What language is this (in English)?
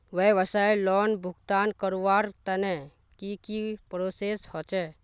Magahi